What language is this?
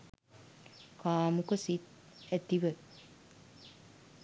Sinhala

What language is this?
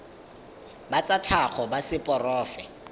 Tswana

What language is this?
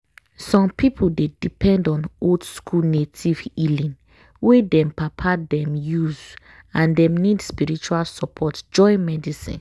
Nigerian Pidgin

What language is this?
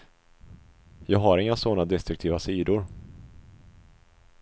Swedish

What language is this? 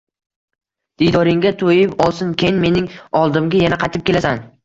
Uzbek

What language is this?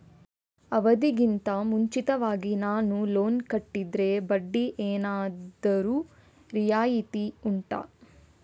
Kannada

